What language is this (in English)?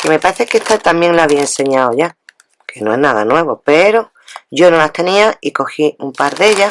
Spanish